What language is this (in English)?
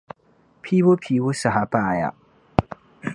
Dagbani